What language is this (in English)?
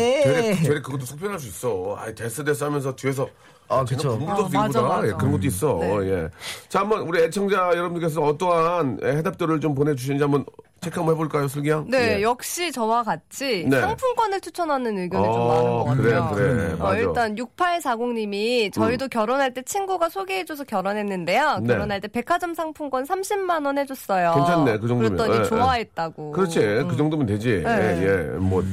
Korean